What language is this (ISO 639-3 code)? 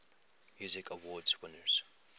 eng